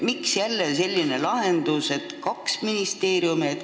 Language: Estonian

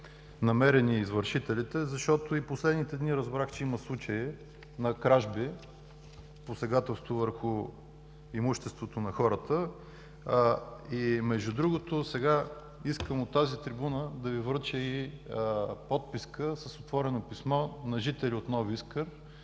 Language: Bulgarian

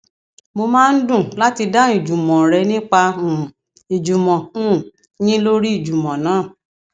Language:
Yoruba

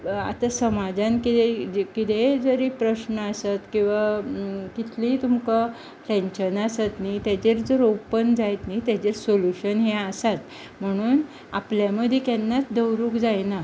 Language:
Konkani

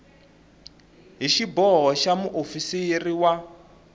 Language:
Tsonga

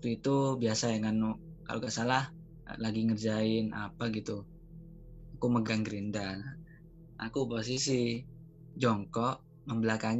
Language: Indonesian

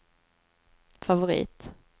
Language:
Swedish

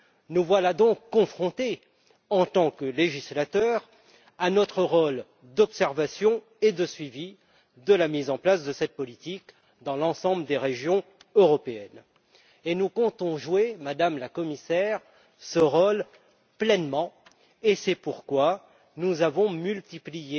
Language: French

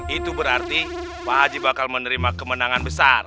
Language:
Indonesian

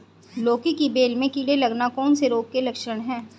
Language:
Hindi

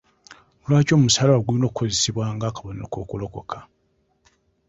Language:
Ganda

